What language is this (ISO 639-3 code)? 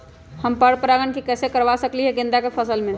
mag